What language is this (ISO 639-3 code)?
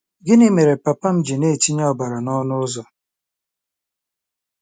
ibo